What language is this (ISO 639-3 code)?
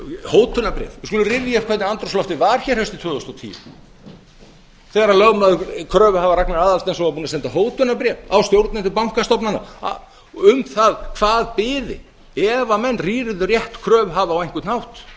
isl